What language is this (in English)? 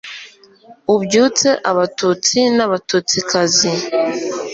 Kinyarwanda